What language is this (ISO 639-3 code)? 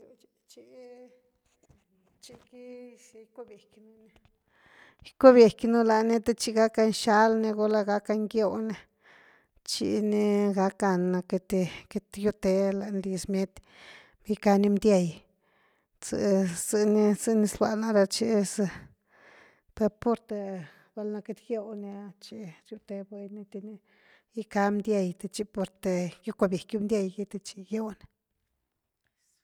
ztu